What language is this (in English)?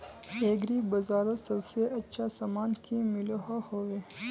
Magahi